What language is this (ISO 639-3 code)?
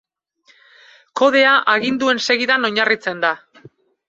eus